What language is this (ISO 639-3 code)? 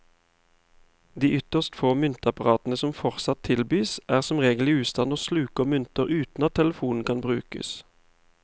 nor